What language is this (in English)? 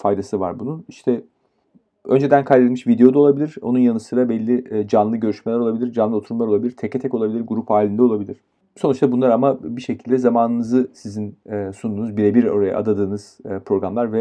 Turkish